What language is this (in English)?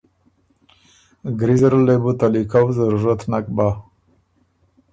Ormuri